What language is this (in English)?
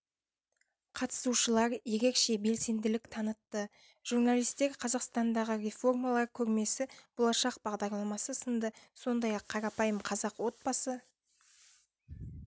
Kazakh